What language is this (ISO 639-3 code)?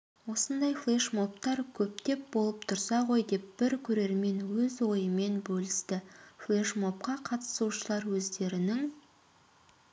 kaz